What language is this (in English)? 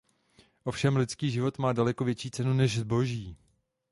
Czech